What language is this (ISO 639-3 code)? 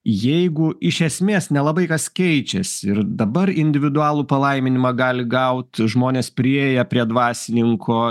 lit